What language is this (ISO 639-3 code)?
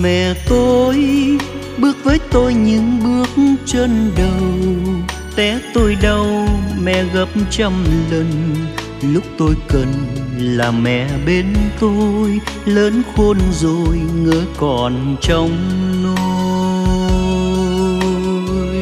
vie